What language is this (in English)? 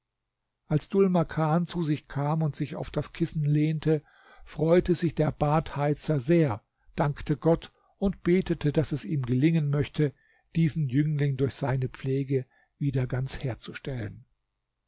German